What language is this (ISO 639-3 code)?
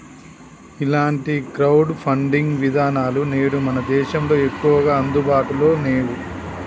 tel